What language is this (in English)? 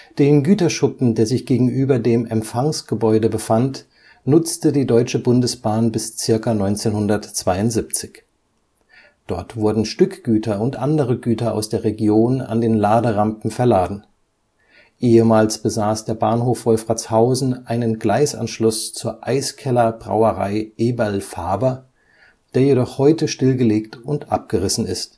German